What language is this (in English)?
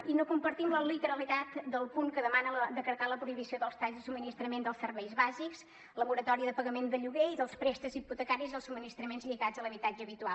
Catalan